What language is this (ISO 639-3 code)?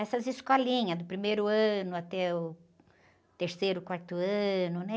por